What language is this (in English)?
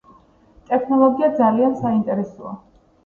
Georgian